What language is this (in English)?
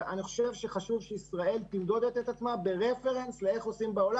Hebrew